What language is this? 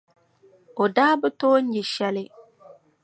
Dagbani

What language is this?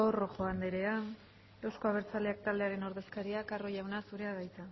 Basque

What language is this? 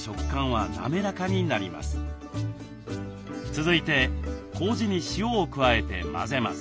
Japanese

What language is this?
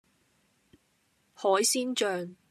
Cantonese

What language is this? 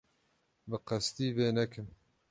Kurdish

